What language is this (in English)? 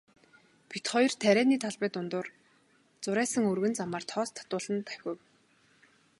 Mongolian